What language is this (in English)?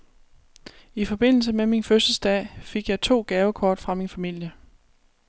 Danish